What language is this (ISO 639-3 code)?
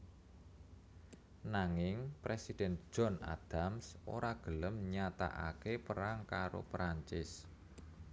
jav